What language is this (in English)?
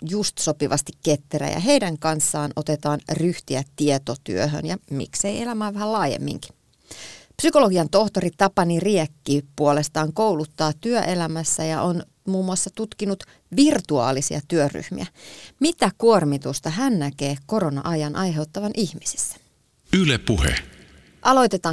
Finnish